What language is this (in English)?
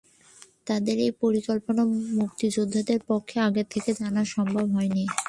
Bangla